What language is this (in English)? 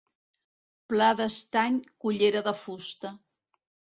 Catalan